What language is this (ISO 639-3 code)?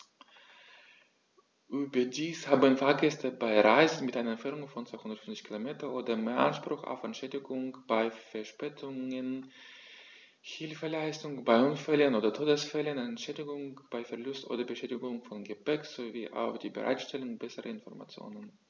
deu